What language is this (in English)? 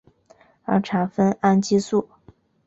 Chinese